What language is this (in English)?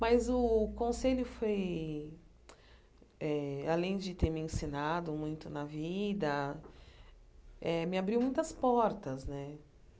Portuguese